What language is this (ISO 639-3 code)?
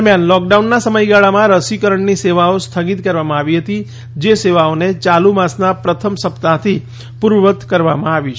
guj